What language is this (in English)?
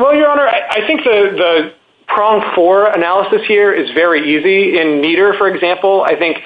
English